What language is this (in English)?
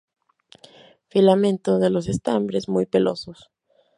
Spanish